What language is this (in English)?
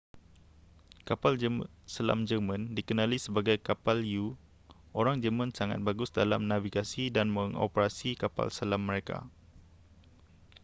Malay